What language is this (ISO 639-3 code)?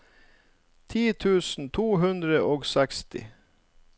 nor